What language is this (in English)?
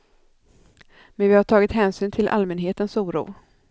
Swedish